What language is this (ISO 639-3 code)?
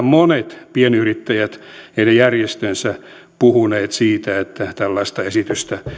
fin